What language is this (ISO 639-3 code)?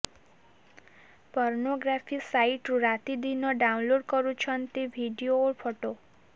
ori